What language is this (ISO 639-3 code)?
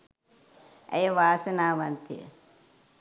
sin